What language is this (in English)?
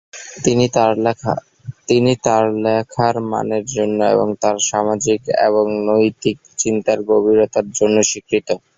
Bangla